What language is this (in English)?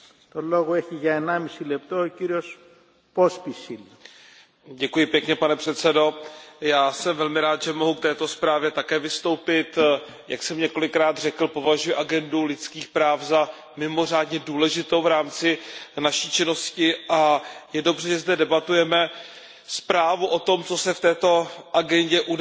Czech